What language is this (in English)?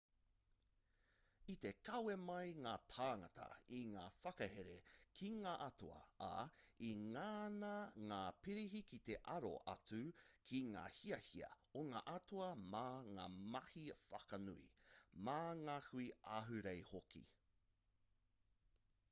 Māori